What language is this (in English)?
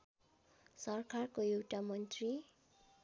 Nepali